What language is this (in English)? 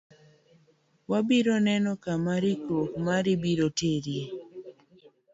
Luo (Kenya and Tanzania)